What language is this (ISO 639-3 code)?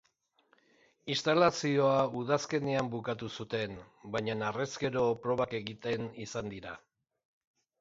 eus